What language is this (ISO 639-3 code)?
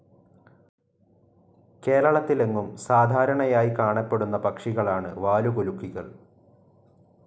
mal